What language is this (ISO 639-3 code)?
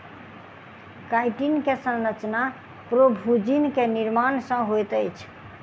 mai